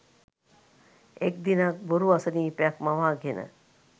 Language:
Sinhala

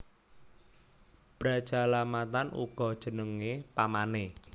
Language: Javanese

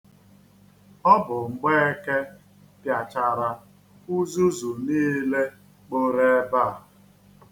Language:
Igbo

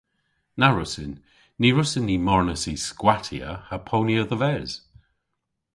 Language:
Cornish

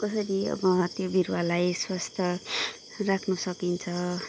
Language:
Nepali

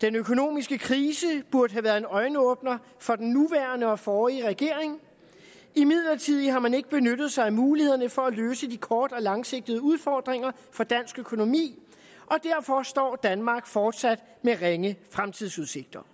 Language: Danish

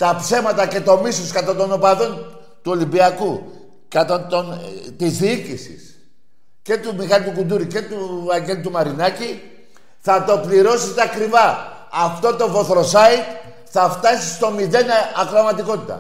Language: Greek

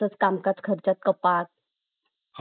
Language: Marathi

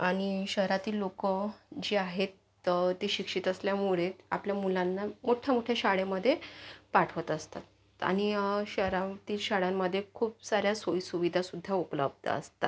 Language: Marathi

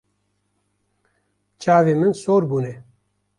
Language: Kurdish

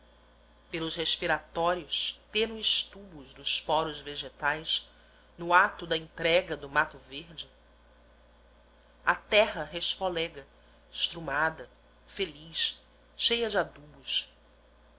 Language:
Portuguese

